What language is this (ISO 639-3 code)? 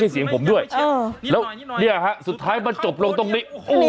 tha